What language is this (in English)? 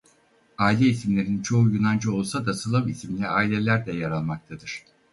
Turkish